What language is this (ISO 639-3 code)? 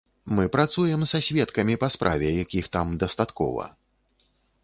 bel